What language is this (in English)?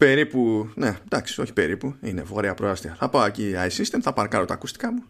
Greek